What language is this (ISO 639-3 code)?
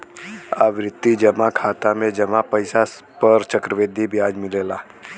bho